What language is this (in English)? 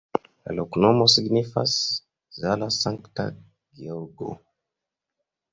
Esperanto